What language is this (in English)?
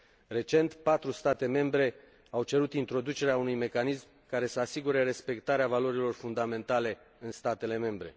Romanian